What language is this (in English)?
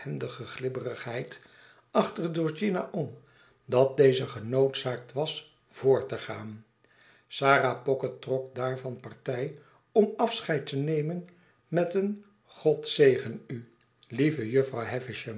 Dutch